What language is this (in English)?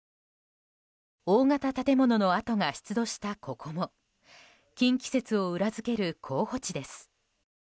Japanese